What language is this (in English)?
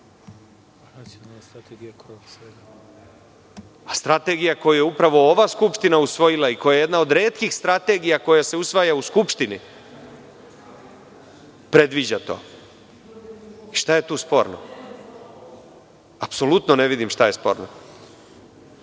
Serbian